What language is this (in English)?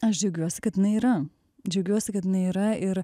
Lithuanian